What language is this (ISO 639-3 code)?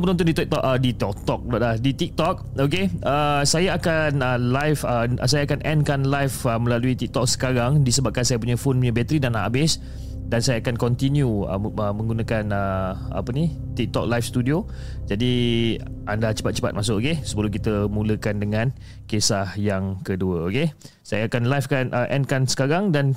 msa